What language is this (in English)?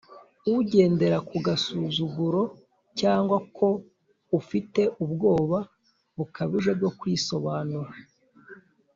Kinyarwanda